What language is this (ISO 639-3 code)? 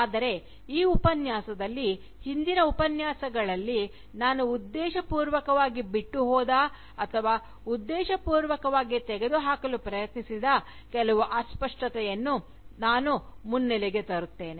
kan